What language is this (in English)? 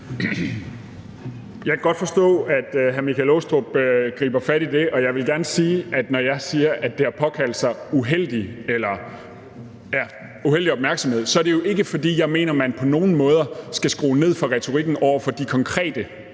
Danish